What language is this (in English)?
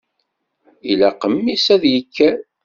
Kabyle